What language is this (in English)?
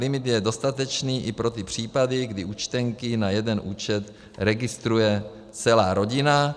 Czech